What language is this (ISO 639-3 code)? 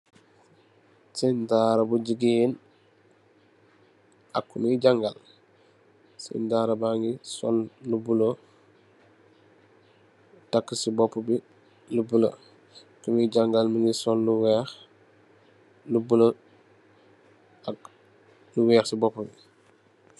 wol